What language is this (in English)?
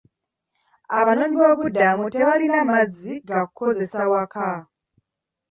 Ganda